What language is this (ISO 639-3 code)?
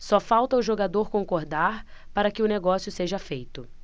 por